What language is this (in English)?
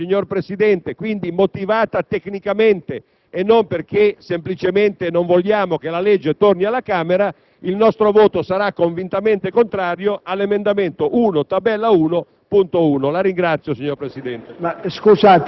Italian